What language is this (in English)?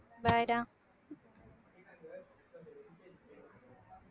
Tamil